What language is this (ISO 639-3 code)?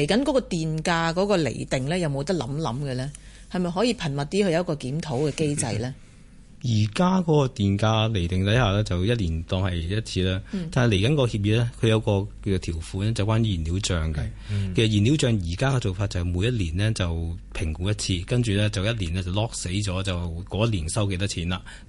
zho